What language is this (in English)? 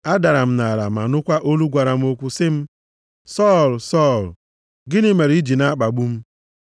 Igbo